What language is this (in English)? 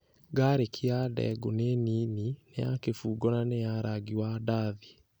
Kikuyu